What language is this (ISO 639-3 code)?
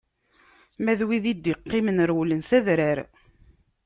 kab